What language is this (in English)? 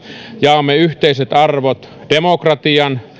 Finnish